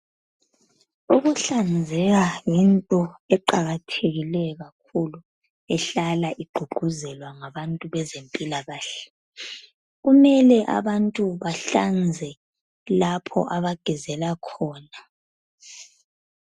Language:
North Ndebele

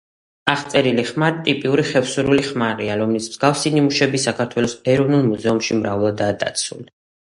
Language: Georgian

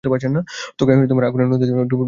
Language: Bangla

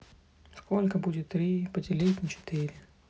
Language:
Russian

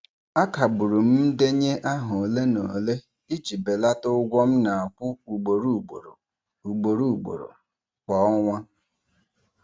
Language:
Igbo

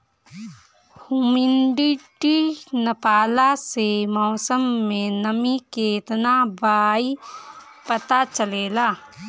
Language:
Bhojpuri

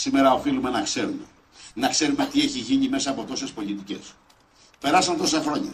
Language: Greek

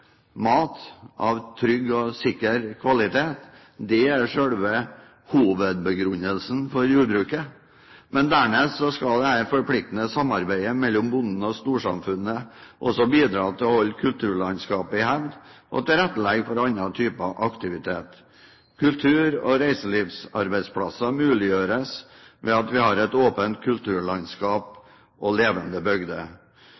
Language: Norwegian Bokmål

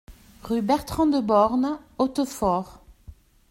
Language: French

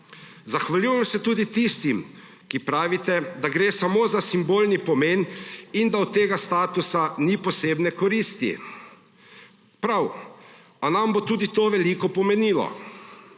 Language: Slovenian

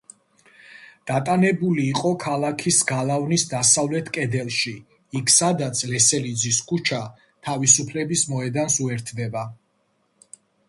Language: Georgian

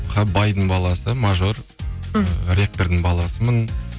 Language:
Kazakh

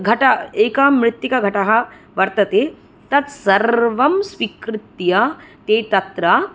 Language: Sanskrit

